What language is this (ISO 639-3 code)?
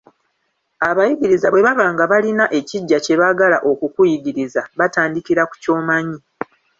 lug